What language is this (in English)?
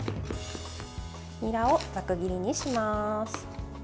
Japanese